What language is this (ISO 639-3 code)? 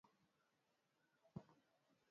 swa